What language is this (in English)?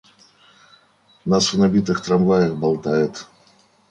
Russian